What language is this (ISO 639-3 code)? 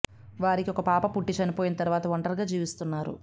tel